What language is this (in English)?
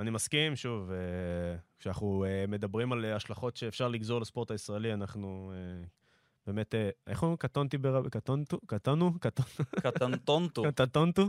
Hebrew